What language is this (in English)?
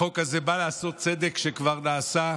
Hebrew